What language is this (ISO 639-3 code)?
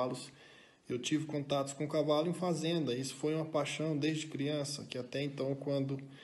por